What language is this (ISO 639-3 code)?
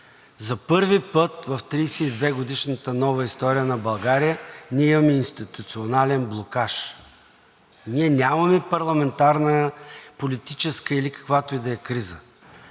bul